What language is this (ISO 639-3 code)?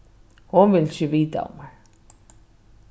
fao